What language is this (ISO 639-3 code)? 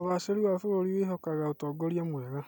kik